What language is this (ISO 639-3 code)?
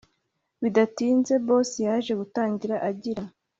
kin